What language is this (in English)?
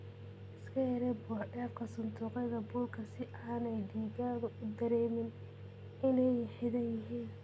Somali